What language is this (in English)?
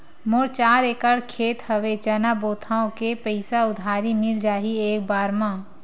Chhattisgarhi